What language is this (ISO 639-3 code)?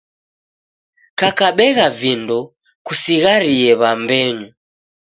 dav